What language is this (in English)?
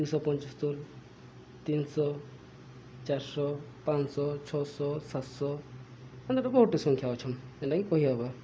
Odia